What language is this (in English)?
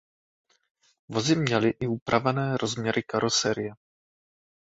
Czech